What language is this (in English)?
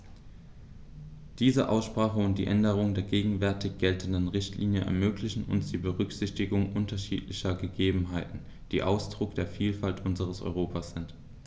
German